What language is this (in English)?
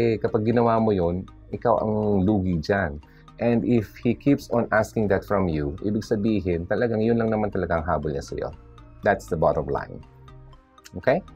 Filipino